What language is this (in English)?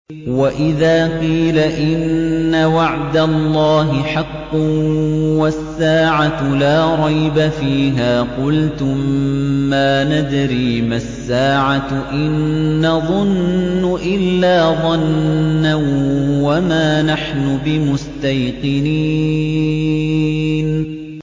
Arabic